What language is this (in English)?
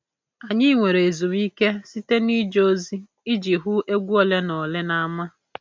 Igbo